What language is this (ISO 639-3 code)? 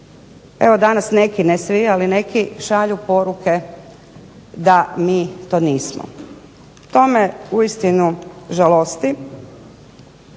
hrv